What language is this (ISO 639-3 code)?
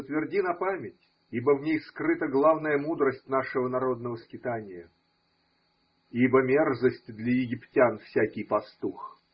rus